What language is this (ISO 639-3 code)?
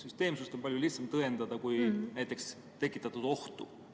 est